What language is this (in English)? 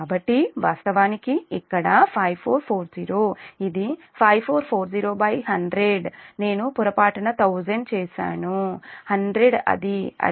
Telugu